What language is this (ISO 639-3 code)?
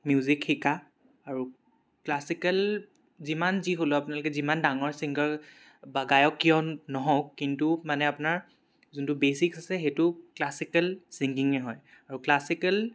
asm